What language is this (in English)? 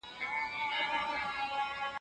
Pashto